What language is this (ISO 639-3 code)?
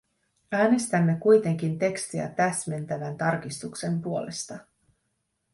fin